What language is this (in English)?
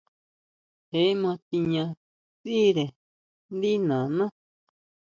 Huautla Mazatec